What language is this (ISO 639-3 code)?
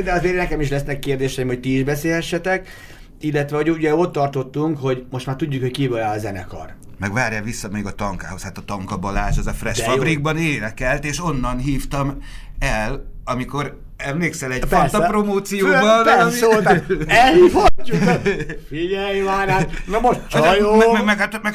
hun